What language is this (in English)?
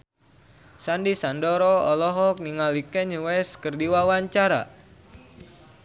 Sundanese